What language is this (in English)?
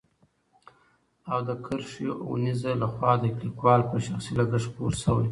Pashto